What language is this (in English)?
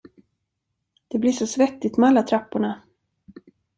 Swedish